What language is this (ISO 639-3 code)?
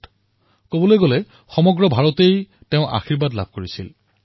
asm